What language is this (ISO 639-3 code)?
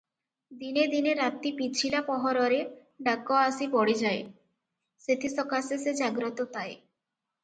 ori